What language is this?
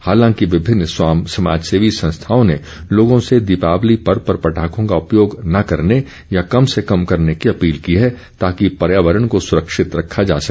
Hindi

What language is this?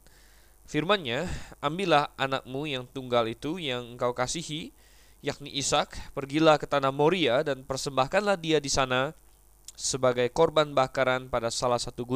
Indonesian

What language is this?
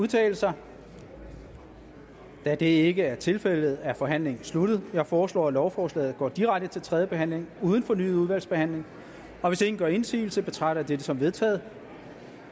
Danish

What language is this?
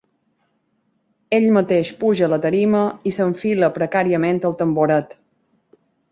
Catalan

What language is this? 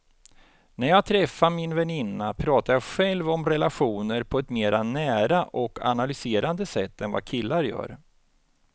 Swedish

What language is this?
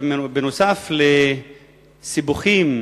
Hebrew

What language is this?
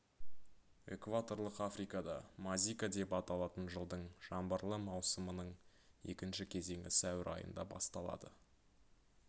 Kazakh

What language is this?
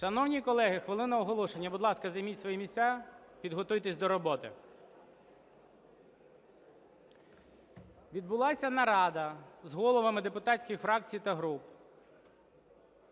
Ukrainian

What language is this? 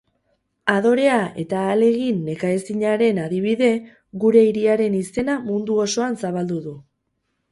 Basque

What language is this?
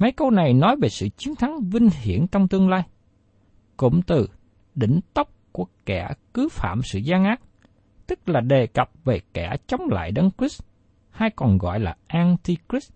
Vietnamese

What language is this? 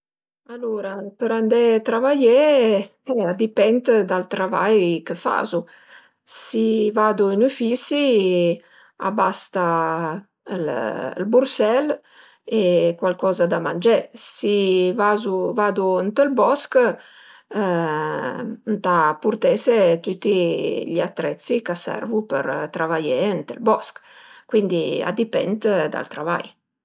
Piedmontese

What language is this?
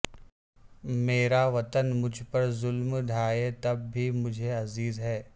Urdu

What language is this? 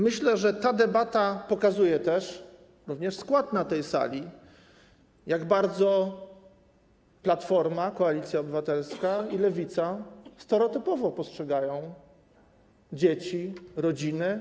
Polish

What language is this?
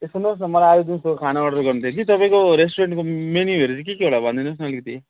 Nepali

